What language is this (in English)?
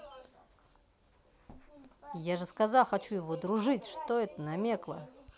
Russian